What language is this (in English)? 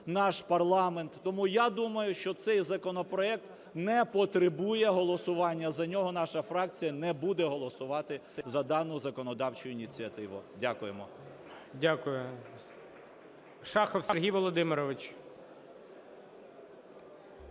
Ukrainian